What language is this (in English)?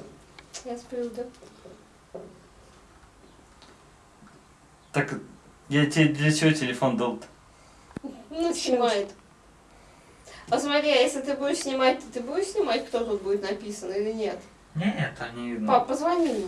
Russian